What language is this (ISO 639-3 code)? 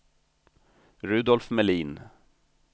swe